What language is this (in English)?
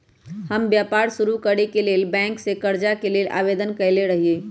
Magahi